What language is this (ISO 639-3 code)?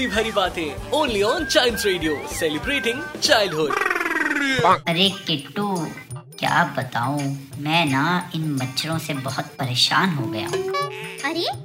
hin